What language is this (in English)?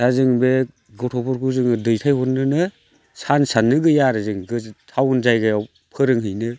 Bodo